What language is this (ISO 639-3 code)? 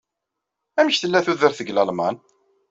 kab